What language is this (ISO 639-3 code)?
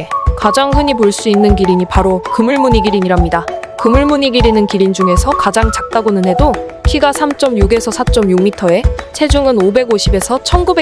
kor